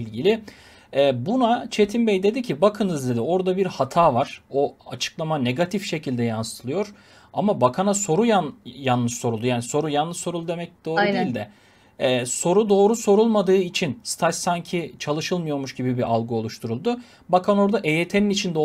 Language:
Turkish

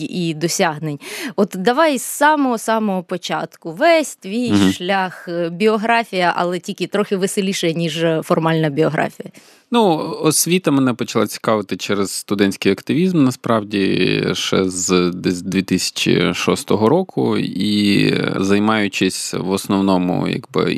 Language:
Ukrainian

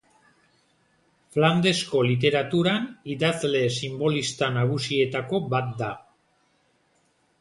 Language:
Basque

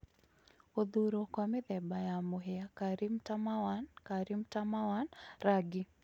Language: Kikuyu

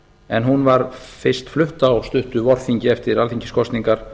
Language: Icelandic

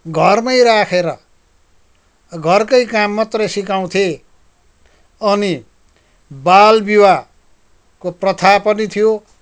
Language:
Nepali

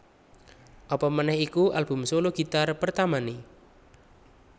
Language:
Javanese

